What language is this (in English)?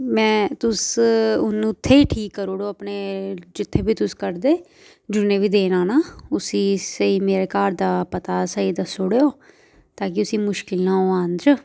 Dogri